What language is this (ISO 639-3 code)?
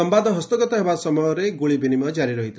ori